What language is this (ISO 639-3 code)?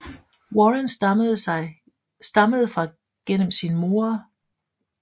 dan